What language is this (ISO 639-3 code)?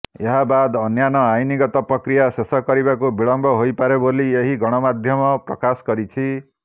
ori